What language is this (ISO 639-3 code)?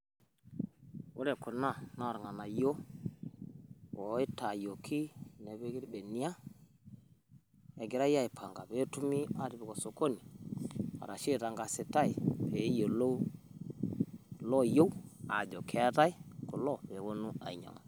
mas